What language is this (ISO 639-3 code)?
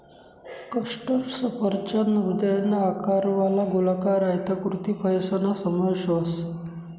mar